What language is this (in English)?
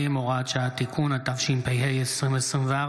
Hebrew